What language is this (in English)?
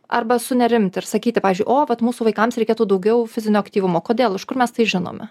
Lithuanian